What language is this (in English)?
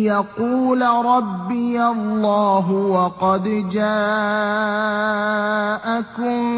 Arabic